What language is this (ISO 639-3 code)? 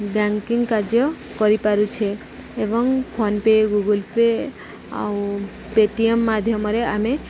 ori